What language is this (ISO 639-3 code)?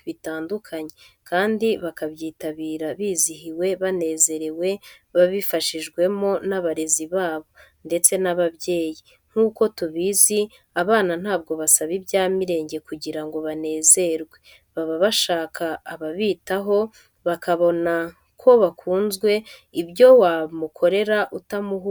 kin